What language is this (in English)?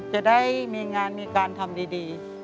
Thai